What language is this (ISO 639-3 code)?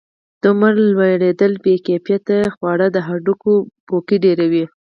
pus